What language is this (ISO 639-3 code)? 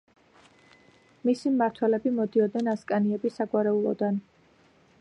kat